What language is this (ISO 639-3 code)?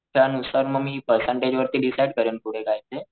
mar